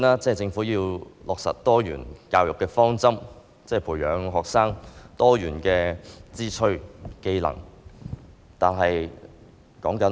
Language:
Cantonese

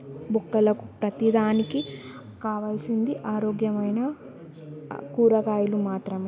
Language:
Telugu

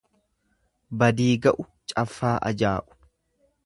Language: Oromo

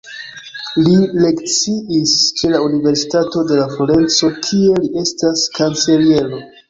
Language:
Esperanto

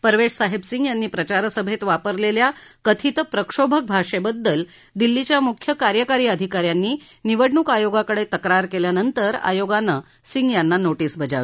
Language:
Marathi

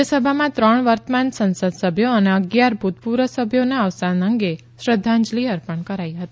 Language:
Gujarati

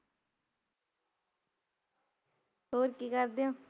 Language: Punjabi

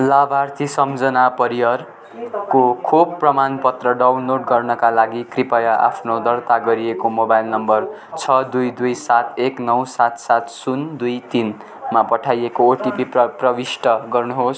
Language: Nepali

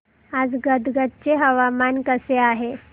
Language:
Marathi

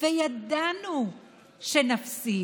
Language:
Hebrew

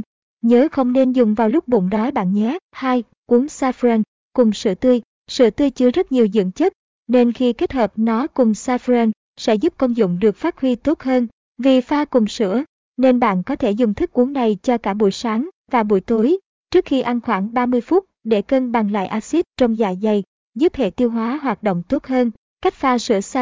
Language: Vietnamese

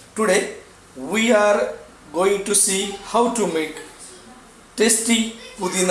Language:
Hindi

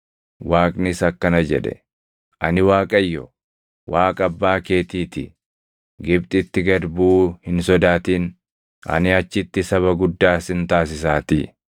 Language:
Oromo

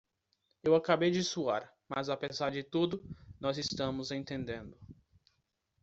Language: Portuguese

